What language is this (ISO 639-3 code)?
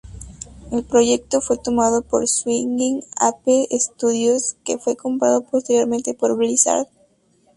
spa